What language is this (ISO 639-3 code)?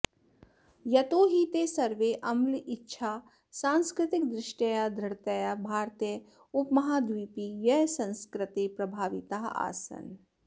san